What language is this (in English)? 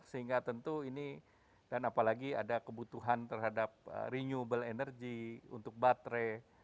Indonesian